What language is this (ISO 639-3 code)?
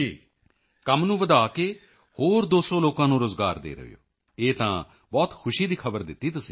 pan